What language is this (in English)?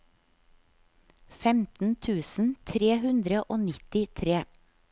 Norwegian